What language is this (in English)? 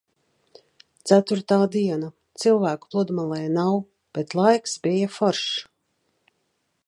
Latvian